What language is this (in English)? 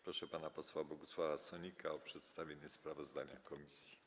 Polish